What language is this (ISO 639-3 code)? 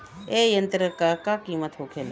bho